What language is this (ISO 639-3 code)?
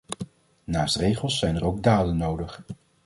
nld